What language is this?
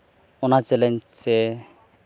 Santali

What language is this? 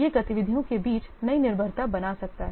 Hindi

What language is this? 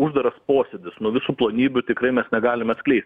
Lithuanian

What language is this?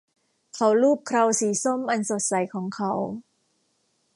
Thai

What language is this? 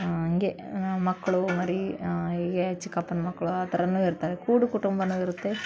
Kannada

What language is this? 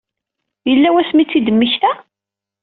Kabyle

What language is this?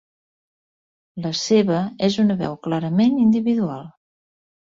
Catalan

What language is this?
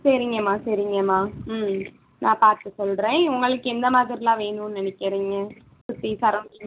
Tamil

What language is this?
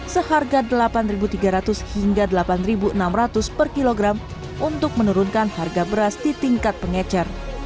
Indonesian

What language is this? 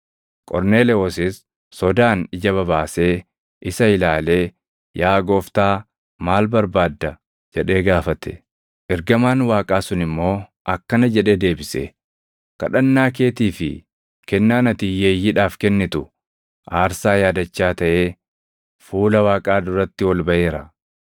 Oromo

